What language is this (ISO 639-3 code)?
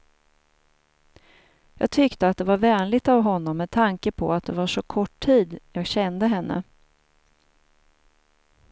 swe